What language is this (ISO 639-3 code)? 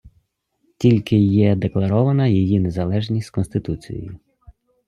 ukr